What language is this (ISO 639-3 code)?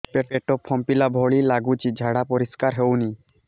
ori